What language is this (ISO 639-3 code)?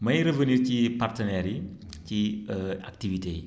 wol